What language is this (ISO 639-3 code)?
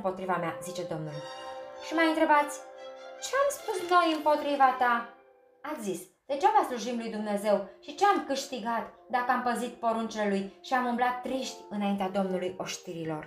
ron